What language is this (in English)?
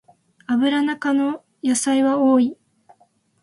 Japanese